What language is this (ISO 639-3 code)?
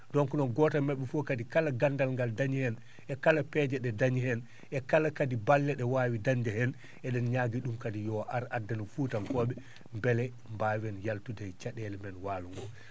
ful